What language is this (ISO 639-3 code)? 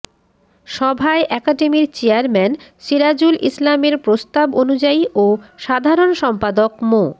ben